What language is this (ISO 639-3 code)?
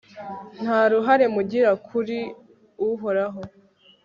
kin